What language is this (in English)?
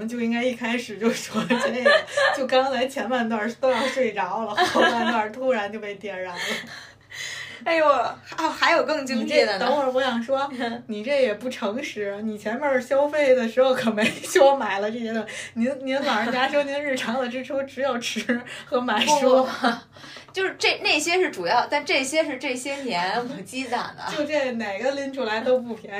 Chinese